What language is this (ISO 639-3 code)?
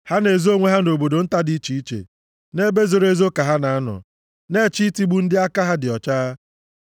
ibo